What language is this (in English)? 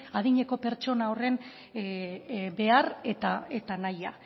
Basque